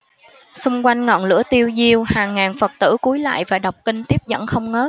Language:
Vietnamese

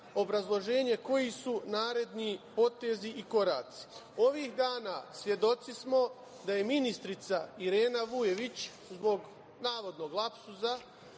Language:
Serbian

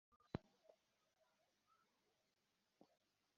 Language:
Kinyarwanda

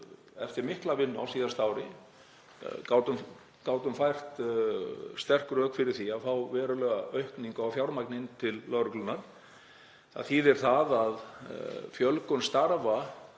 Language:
Icelandic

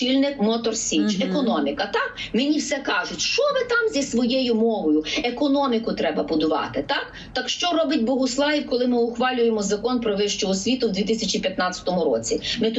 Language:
Ukrainian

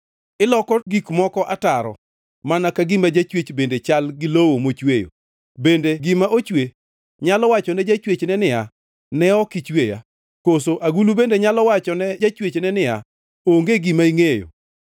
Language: Luo (Kenya and Tanzania)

